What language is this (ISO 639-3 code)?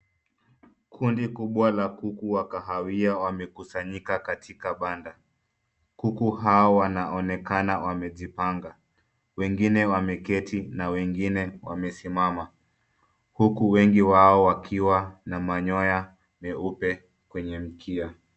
swa